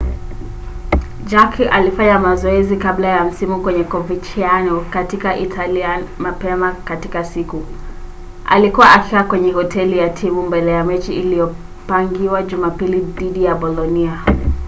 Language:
Swahili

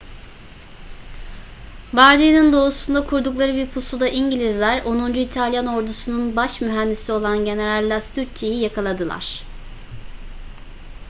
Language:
Turkish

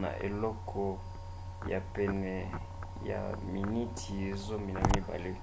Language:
Lingala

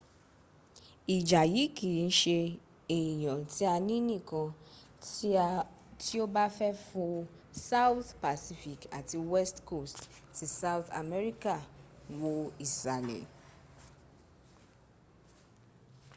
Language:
Yoruba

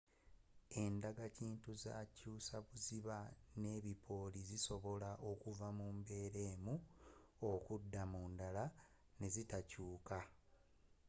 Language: Ganda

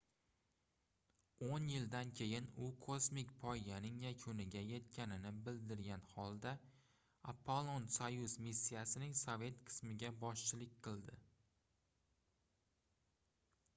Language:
Uzbek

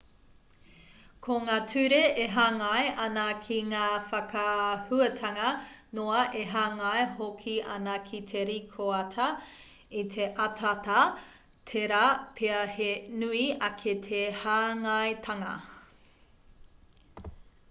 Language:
Māori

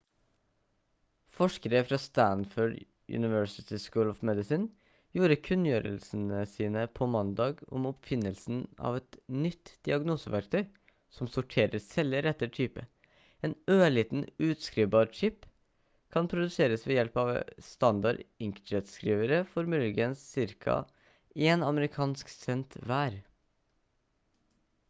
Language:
Norwegian Bokmål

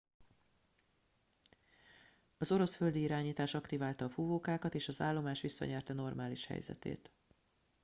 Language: Hungarian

